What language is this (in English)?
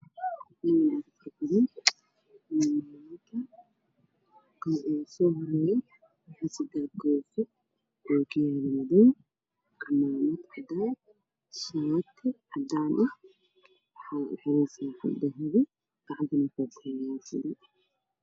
Somali